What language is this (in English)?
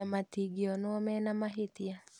Kikuyu